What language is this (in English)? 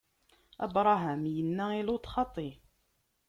Kabyle